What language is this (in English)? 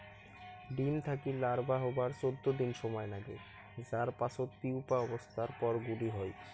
Bangla